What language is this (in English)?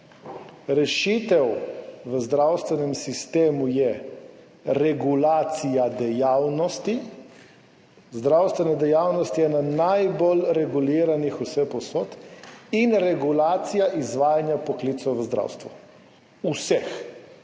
Slovenian